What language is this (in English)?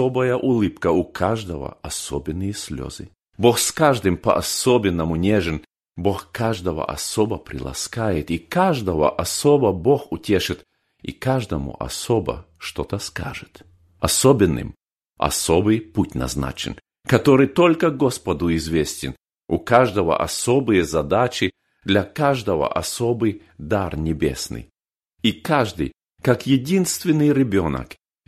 Russian